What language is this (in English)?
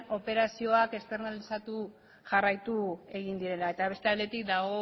Basque